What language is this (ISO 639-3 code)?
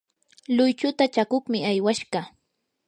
qur